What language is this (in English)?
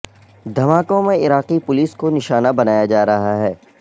Urdu